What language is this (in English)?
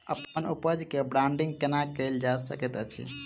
Maithili